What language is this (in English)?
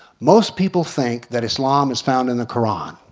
English